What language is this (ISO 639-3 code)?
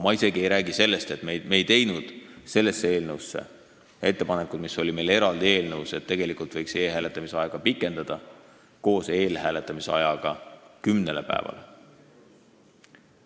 est